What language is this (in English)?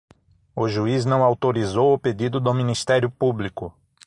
Portuguese